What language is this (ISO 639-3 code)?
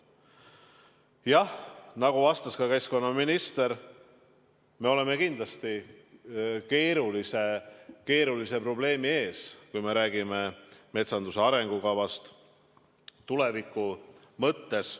est